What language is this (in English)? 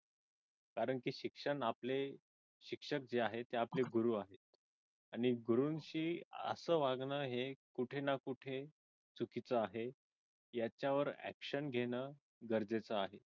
Marathi